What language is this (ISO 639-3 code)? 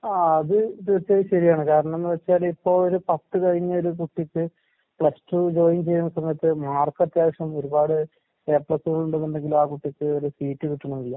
mal